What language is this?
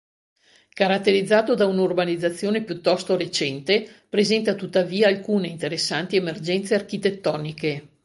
Italian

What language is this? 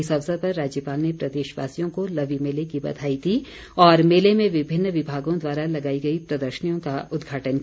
Hindi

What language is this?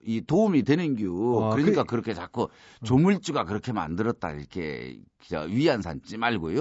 Korean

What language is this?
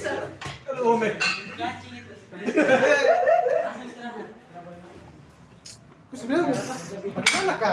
Indonesian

